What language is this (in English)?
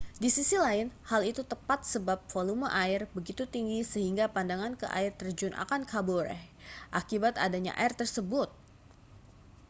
Indonesian